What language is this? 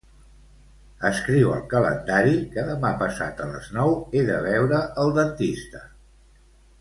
Catalan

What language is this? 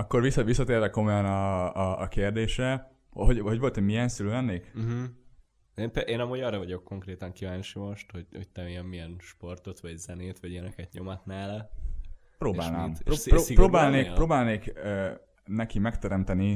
Hungarian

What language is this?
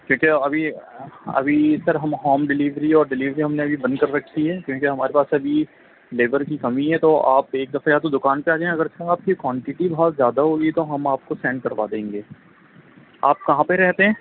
Urdu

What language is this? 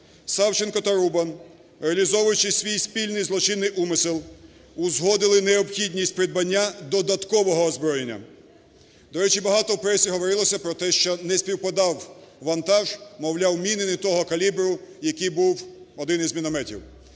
Ukrainian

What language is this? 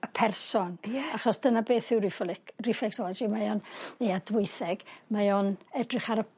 Welsh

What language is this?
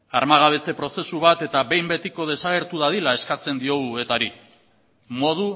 Basque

